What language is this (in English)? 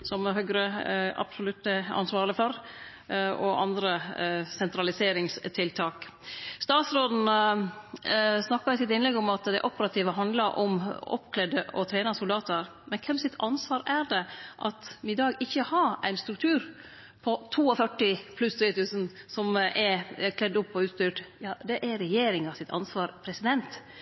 Norwegian Nynorsk